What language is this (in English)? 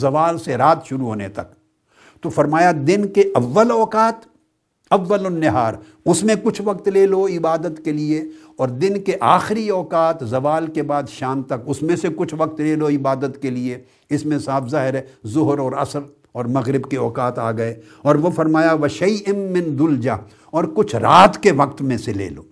Urdu